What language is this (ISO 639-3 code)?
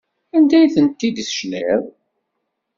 kab